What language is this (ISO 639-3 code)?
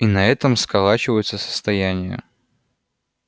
rus